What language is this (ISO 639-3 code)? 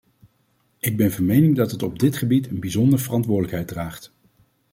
nld